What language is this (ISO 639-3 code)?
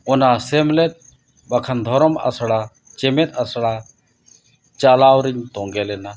sat